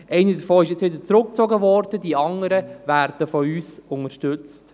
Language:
Swiss German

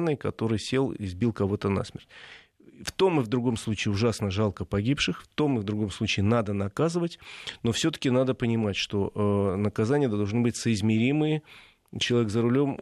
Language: Russian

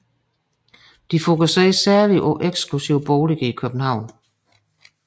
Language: Danish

